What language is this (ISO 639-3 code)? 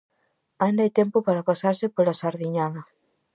glg